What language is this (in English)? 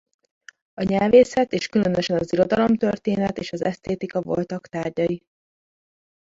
Hungarian